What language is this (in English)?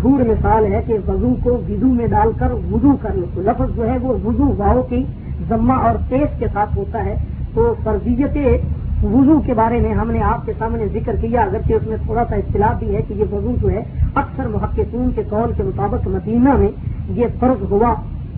Urdu